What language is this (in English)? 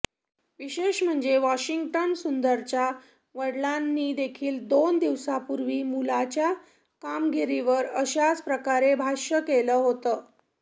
Marathi